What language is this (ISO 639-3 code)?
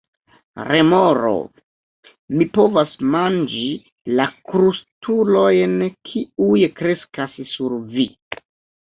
epo